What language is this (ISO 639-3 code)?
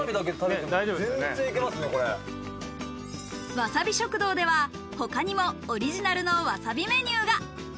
jpn